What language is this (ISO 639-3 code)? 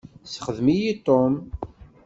kab